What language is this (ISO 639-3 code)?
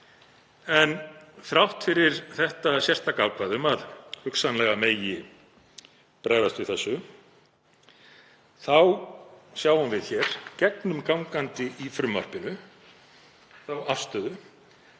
isl